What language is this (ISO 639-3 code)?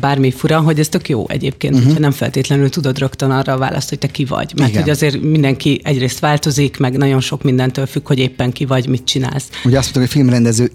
hun